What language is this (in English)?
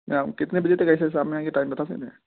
Urdu